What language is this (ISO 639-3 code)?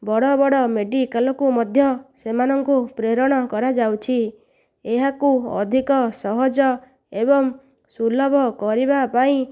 ori